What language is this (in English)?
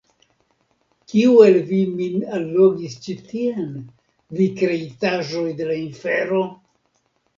Esperanto